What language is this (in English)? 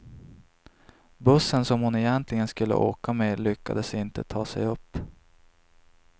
Swedish